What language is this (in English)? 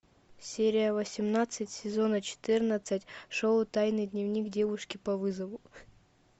Russian